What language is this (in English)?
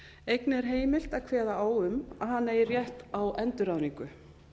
Icelandic